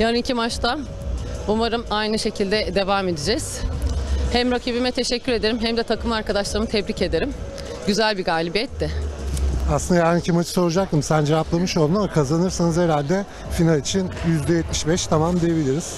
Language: Turkish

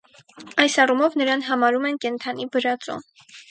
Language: Armenian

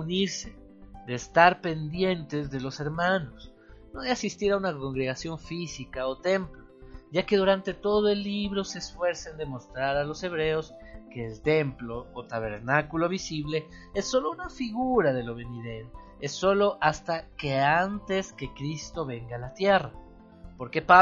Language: Spanish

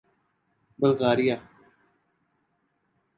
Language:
Urdu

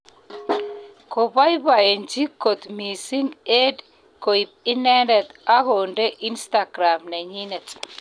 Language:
Kalenjin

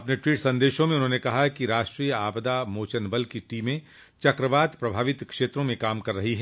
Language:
Hindi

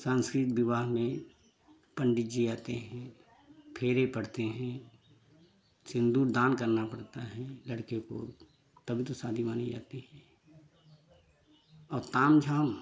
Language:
Hindi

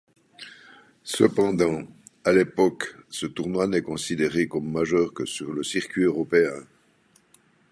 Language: French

